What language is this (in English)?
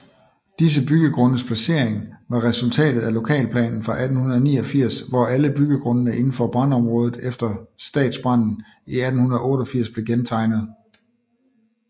Danish